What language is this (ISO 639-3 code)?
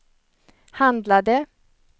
swe